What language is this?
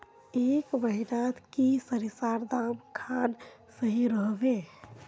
Magahi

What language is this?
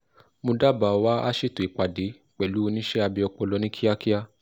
Yoruba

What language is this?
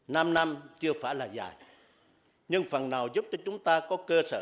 Vietnamese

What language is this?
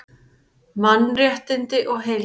Icelandic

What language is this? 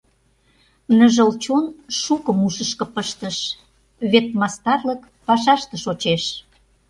Mari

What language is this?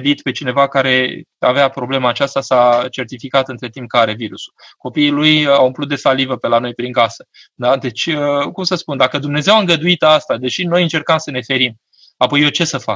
Romanian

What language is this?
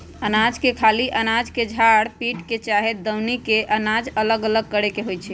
Magahi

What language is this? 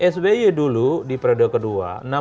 Indonesian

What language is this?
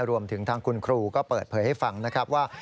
Thai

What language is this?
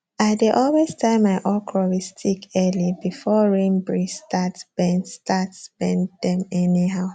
Nigerian Pidgin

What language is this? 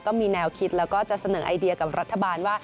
Thai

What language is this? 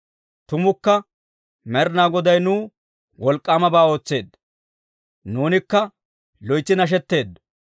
Dawro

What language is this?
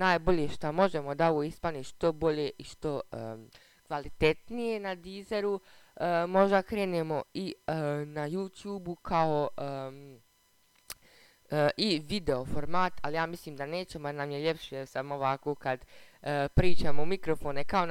Croatian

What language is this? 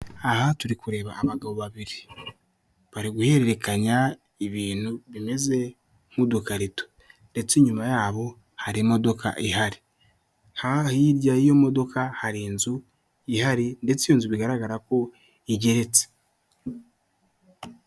Kinyarwanda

